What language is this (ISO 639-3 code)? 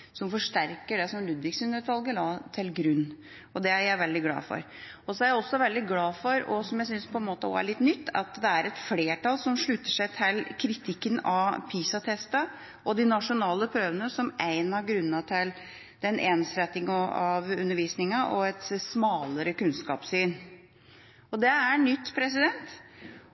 nob